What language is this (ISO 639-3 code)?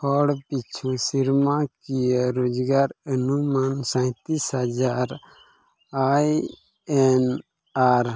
sat